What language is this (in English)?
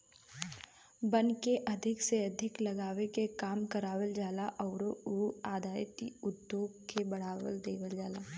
Bhojpuri